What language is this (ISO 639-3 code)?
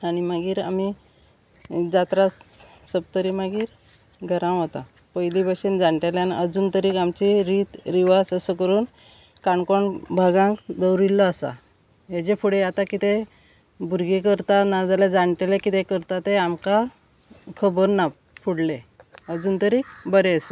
kok